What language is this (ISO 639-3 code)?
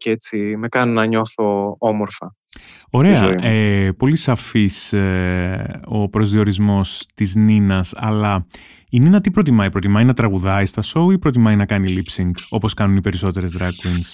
ell